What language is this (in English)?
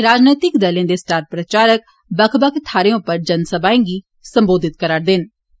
Dogri